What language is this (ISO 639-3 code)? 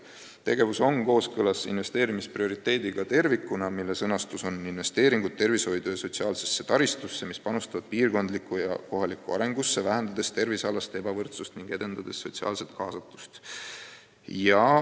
est